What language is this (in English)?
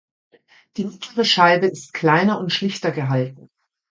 German